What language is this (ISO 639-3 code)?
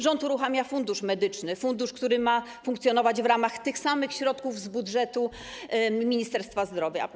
pol